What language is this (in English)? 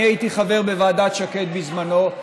Hebrew